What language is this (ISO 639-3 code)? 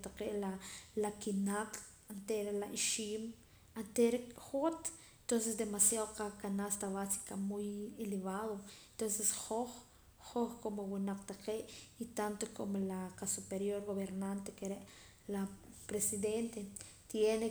poc